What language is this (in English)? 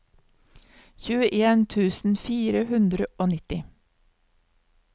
Norwegian